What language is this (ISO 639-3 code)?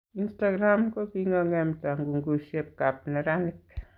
kln